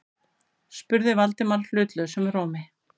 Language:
Icelandic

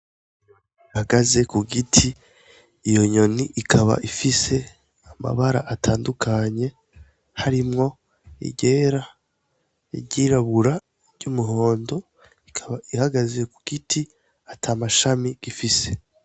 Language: Rundi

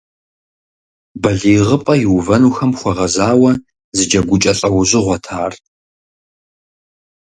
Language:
Kabardian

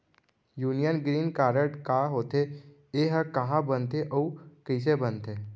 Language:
Chhattisgarhi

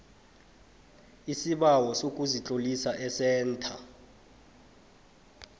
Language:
South Ndebele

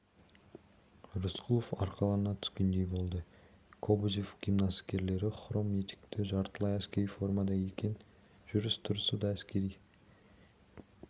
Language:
Kazakh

